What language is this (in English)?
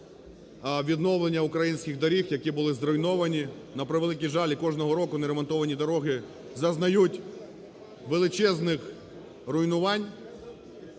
Ukrainian